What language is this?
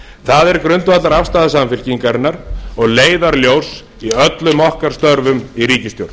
Icelandic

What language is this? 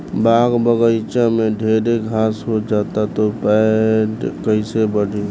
Bhojpuri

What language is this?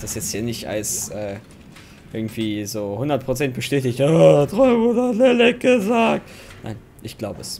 German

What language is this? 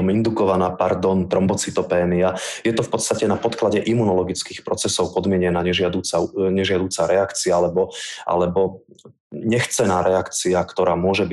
Slovak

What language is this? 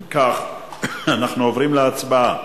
Hebrew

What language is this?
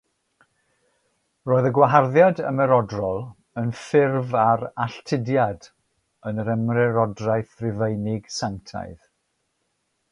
Welsh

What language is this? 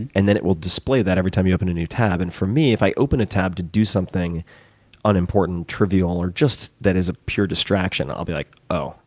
English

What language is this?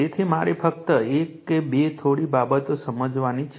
Gujarati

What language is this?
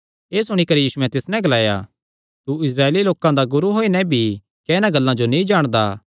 Kangri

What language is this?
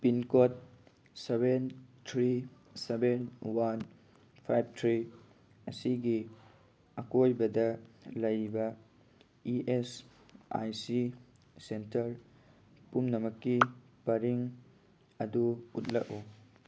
Manipuri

